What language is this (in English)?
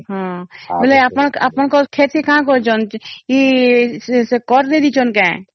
Odia